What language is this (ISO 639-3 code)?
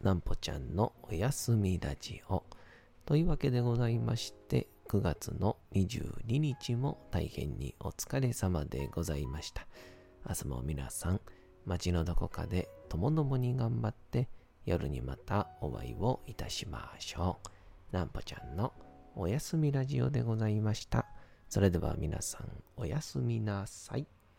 jpn